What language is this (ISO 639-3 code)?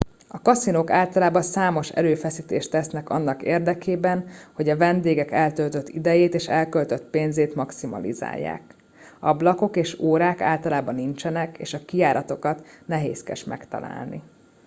hun